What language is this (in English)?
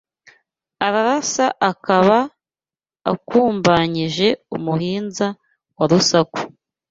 Kinyarwanda